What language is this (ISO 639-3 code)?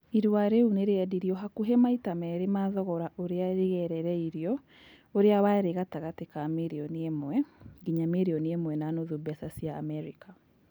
kik